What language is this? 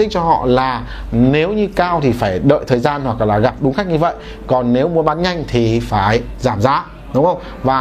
Vietnamese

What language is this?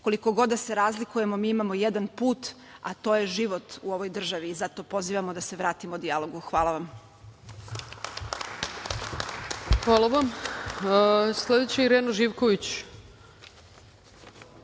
Serbian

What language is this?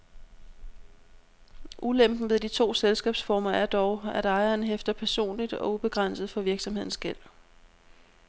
Danish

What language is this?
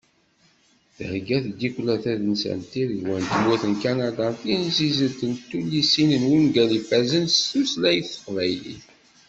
Kabyle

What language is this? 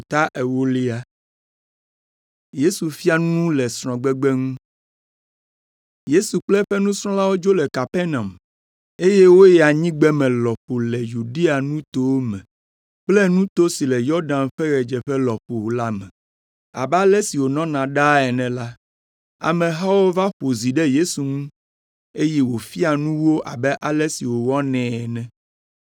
Ewe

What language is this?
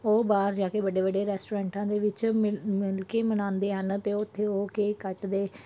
Punjabi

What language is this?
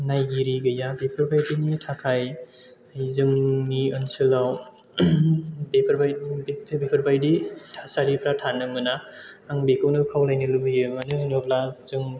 Bodo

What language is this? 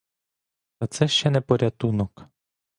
Ukrainian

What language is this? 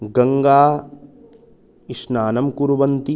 Sanskrit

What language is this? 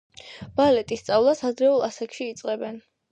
Georgian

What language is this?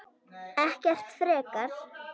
Icelandic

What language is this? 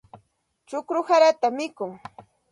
Santa Ana de Tusi Pasco Quechua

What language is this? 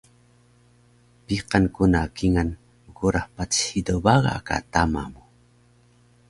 Taroko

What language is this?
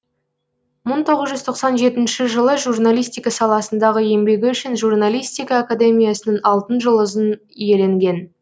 Kazakh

